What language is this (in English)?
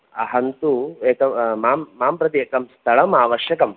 Sanskrit